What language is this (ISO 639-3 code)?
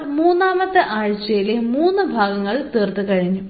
mal